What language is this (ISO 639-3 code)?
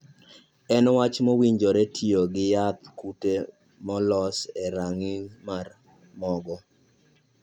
luo